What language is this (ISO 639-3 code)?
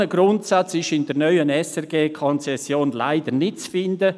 gsw